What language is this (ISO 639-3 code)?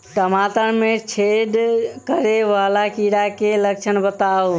mai